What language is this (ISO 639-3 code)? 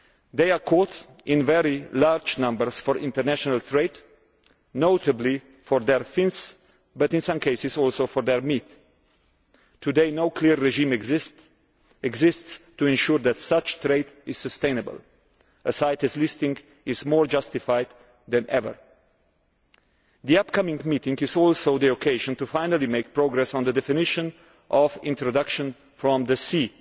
eng